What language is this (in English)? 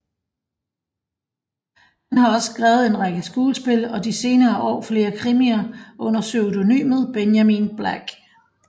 Danish